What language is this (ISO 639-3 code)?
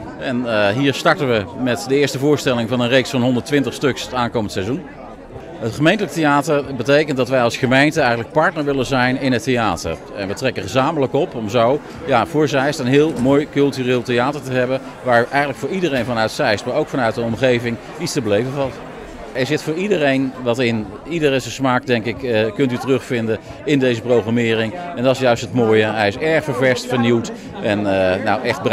nld